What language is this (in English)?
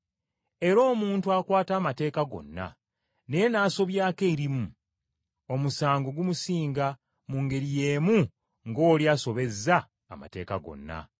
Ganda